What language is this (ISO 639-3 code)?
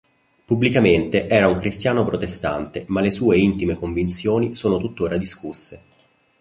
ita